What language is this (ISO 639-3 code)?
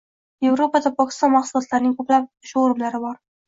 uzb